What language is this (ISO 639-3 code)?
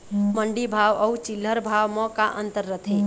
hne